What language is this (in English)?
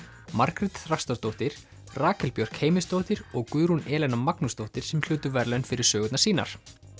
Icelandic